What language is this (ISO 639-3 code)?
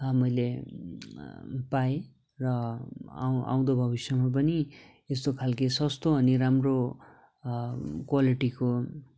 nep